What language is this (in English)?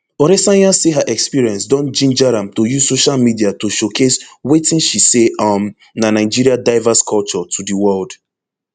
Nigerian Pidgin